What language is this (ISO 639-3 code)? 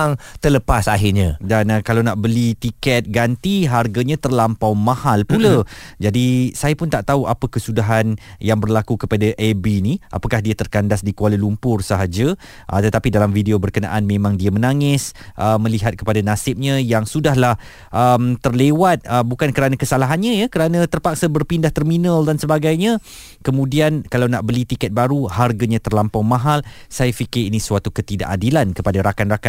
msa